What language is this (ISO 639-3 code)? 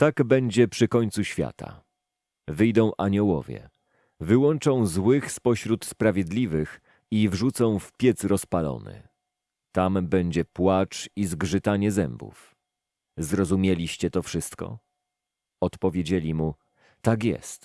pol